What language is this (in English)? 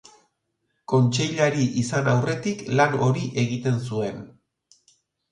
Basque